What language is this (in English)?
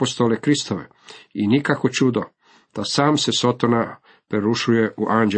Croatian